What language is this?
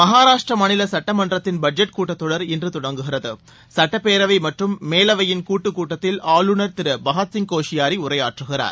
Tamil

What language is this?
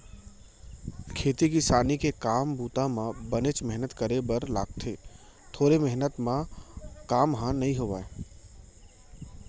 Chhattisgarhi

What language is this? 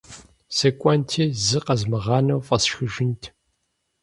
Kabardian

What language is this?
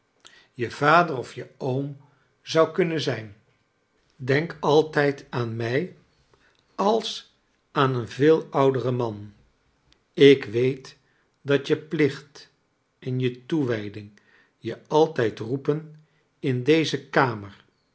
Dutch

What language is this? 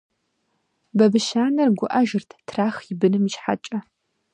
Kabardian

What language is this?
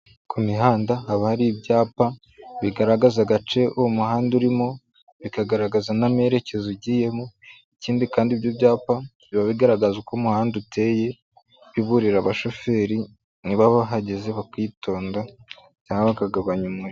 Kinyarwanda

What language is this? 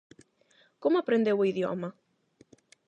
Galician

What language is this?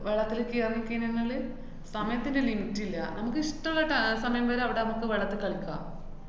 Malayalam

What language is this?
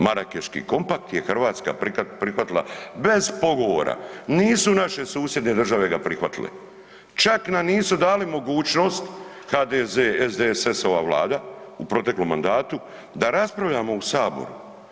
Croatian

